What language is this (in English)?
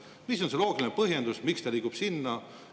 Estonian